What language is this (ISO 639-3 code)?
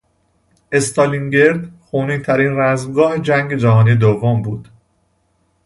fas